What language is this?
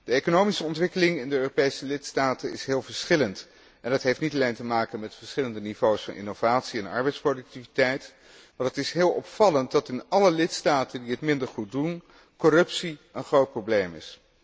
Dutch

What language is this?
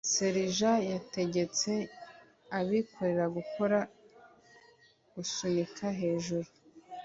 Kinyarwanda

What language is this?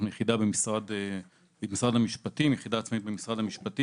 Hebrew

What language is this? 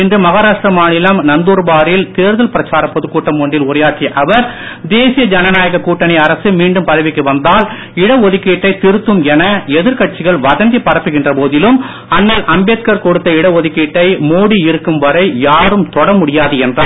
Tamil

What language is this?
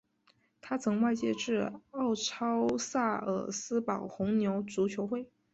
Chinese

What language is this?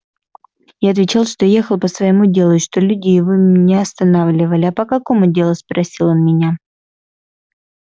Russian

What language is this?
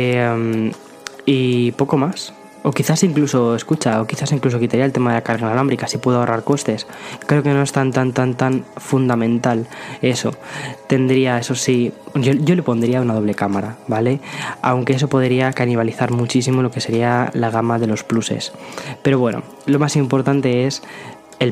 Spanish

